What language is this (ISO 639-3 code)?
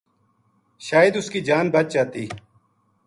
gju